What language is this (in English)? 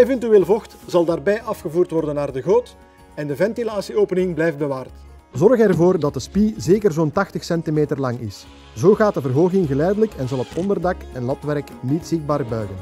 Dutch